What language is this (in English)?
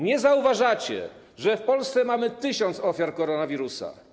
Polish